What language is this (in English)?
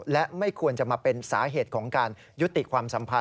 Thai